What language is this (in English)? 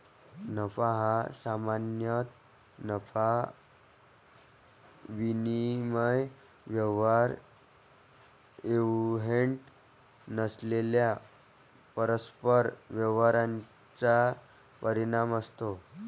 Marathi